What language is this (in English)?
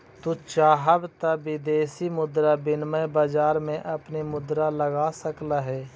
Magahi